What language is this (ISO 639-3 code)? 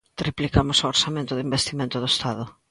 glg